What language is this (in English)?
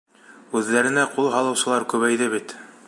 Bashkir